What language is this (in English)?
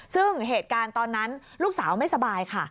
Thai